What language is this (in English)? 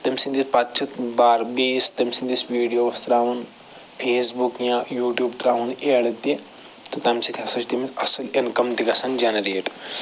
Kashmiri